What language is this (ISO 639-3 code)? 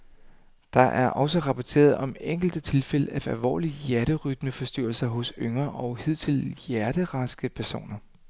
dan